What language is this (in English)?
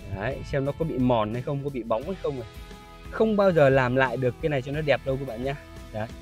Vietnamese